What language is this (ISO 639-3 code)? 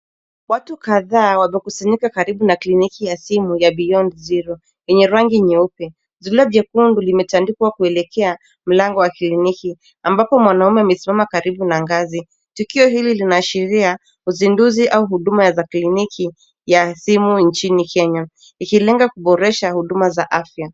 swa